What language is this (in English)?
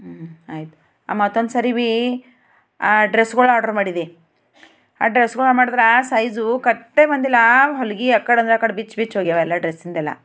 Kannada